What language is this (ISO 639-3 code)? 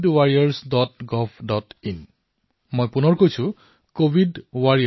asm